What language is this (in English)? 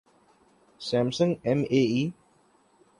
Urdu